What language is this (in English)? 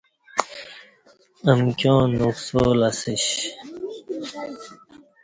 Kati